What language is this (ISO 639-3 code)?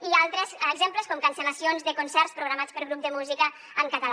cat